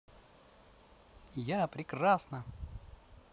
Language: Russian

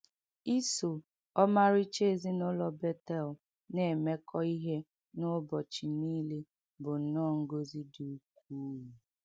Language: Igbo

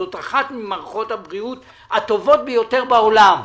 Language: Hebrew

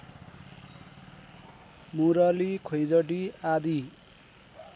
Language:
Nepali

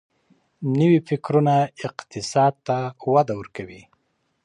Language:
Pashto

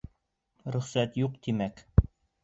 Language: Bashkir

